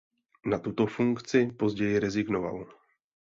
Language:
Czech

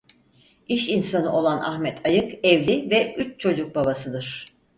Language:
Turkish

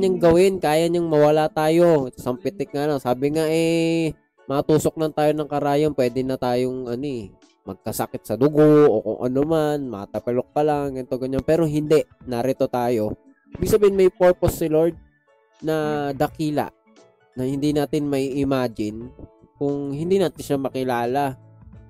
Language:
Filipino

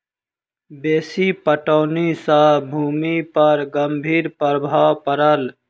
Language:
Maithili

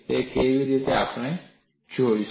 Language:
Gujarati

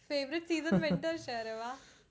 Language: Gujarati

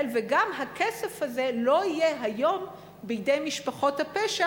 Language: Hebrew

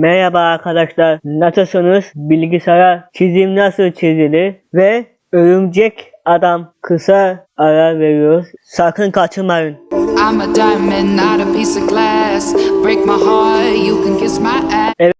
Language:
Turkish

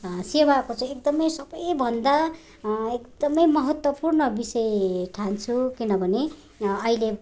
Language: Nepali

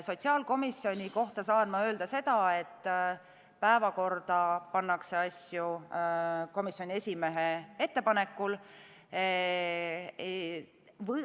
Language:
Estonian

